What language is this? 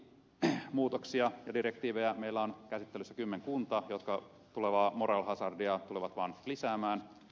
Finnish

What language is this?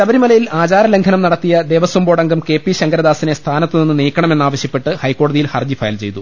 Malayalam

